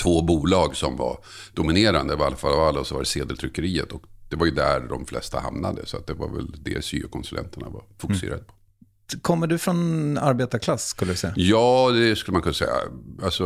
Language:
Swedish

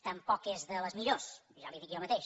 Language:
Catalan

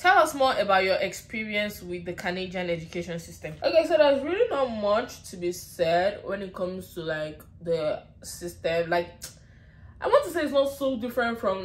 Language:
English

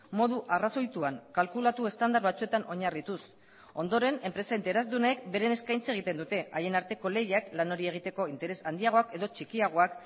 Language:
Basque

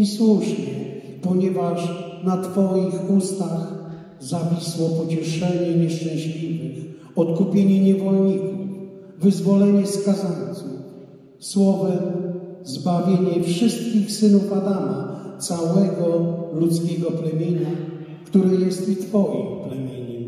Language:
Polish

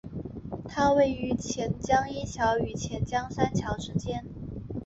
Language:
Chinese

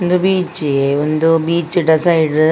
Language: Tulu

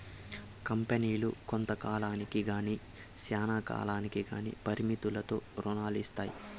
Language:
Telugu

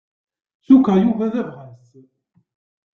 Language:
Kabyle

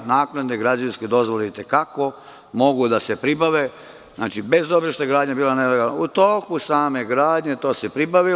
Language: Serbian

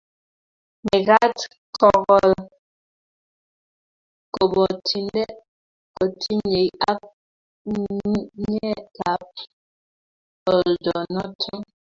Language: Kalenjin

